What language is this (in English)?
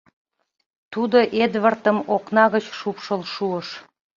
Mari